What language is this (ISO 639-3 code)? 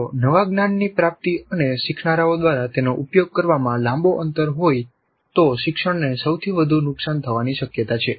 guj